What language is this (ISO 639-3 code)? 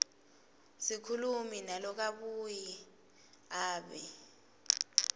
ssw